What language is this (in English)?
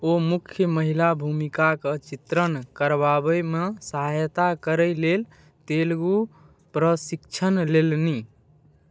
Maithili